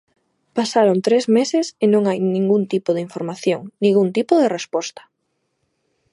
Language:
Galician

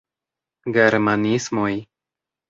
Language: Esperanto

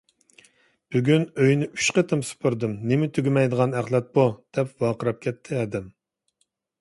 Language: Uyghur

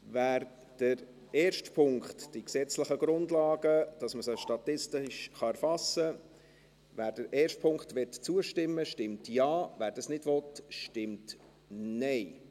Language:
Swiss German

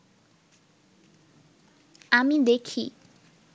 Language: Bangla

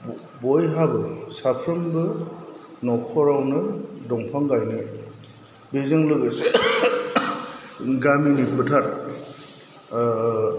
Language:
Bodo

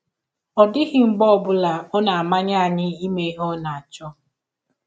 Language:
Igbo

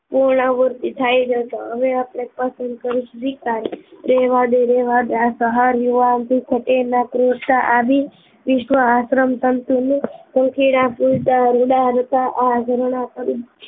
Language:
Gujarati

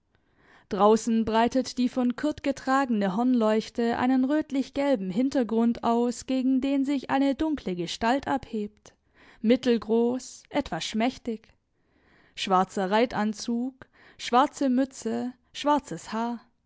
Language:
German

